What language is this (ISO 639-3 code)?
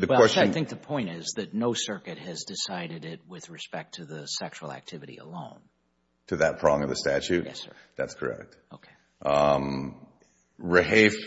eng